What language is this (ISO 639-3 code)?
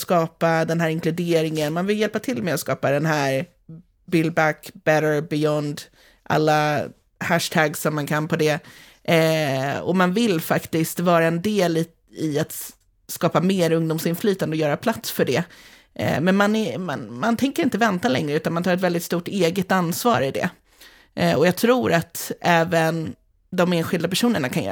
swe